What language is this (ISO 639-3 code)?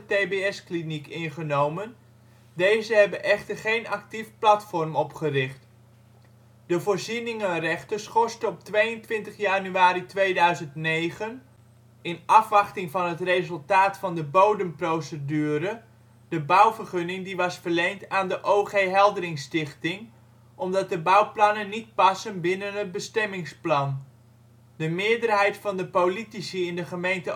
nld